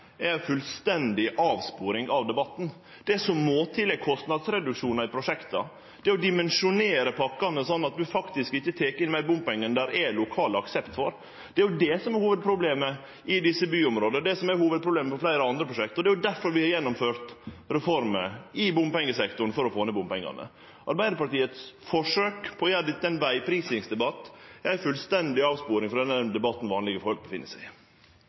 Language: Norwegian Nynorsk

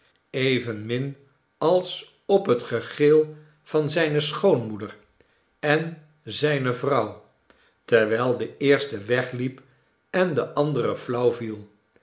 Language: Dutch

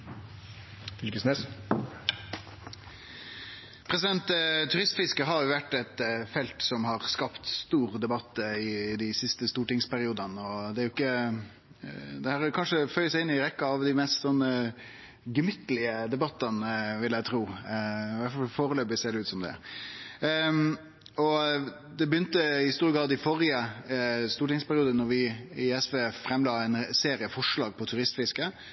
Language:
Norwegian Nynorsk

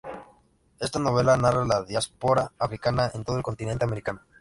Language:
Spanish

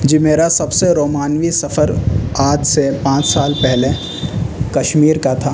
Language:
Urdu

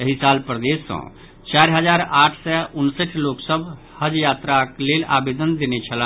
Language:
Maithili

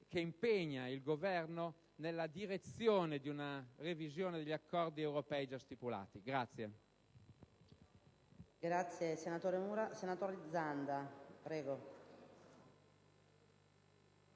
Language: Italian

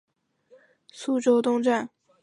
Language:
Chinese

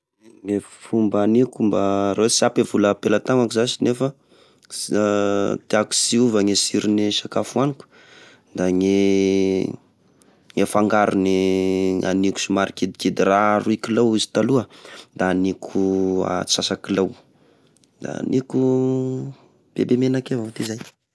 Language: Tesaka Malagasy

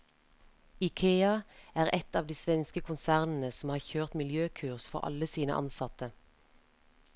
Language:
Norwegian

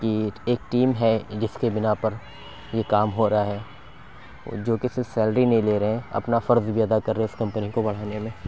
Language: Urdu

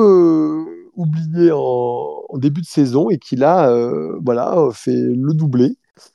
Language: French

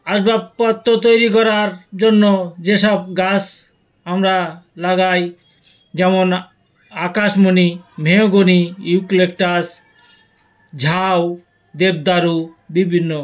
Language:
Bangla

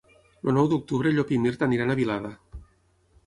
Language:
Catalan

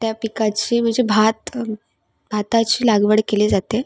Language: Marathi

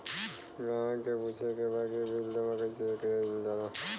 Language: Bhojpuri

